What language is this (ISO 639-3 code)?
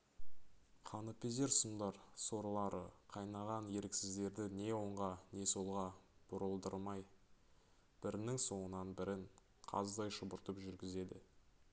kaz